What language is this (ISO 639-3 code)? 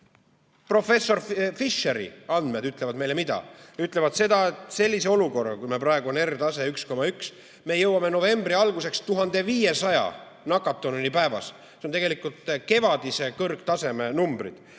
est